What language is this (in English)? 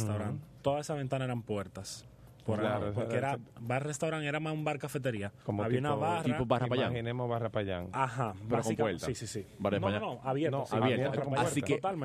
Spanish